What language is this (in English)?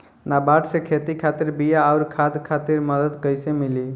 Bhojpuri